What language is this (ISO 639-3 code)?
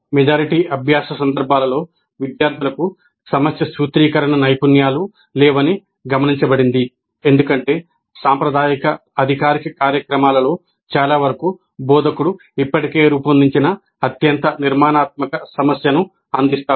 tel